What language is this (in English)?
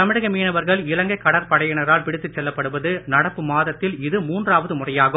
Tamil